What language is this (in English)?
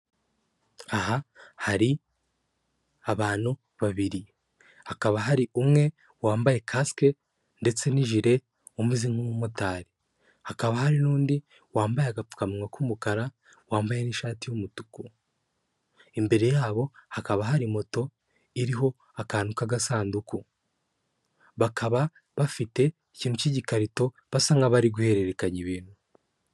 Kinyarwanda